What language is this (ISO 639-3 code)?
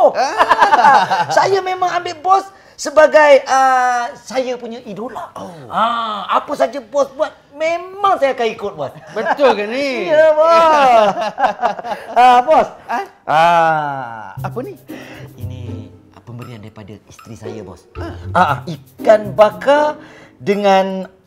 msa